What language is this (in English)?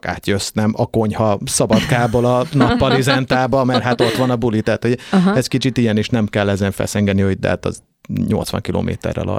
Hungarian